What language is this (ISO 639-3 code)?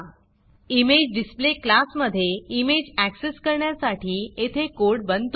mar